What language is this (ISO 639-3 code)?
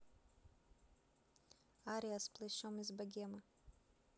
rus